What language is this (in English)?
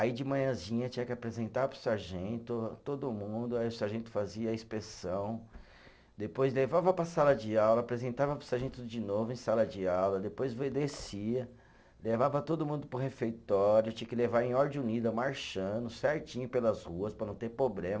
Portuguese